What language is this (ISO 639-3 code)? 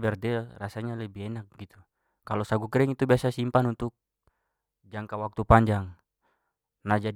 pmy